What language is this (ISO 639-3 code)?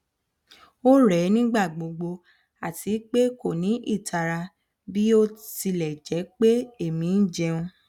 yor